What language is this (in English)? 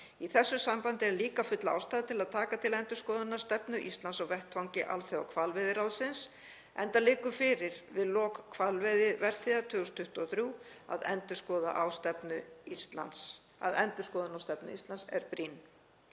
Icelandic